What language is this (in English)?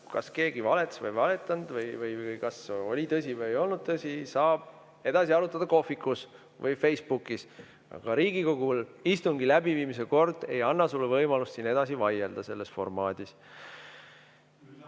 Estonian